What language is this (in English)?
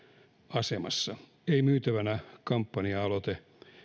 Finnish